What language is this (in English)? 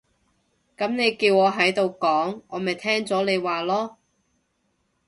Cantonese